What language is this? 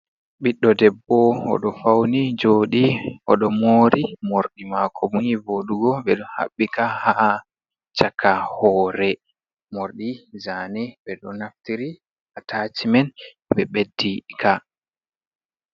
Fula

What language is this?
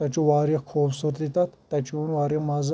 Kashmiri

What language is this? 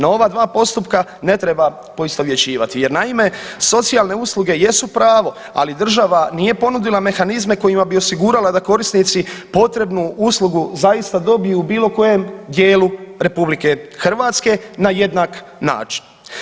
Croatian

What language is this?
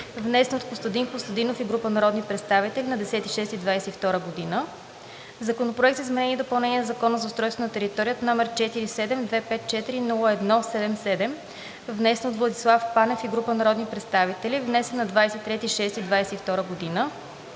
Bulgarian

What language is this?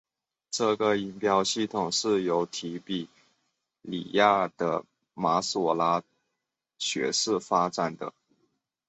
Chinese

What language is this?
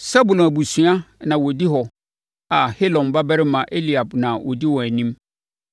Akan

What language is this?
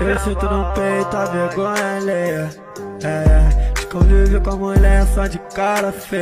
Romanian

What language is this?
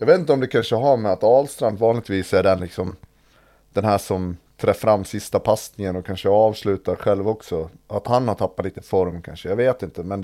Swedish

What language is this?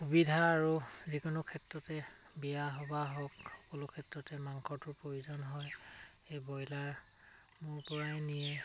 Assamese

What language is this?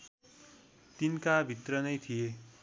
Nepali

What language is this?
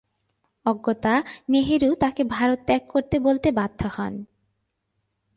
Bangla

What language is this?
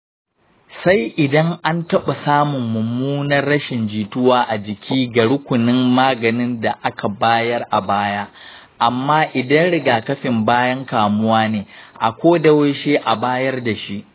Hausa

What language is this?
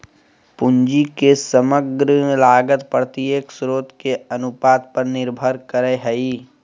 Magahi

